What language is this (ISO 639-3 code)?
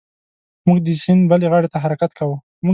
pus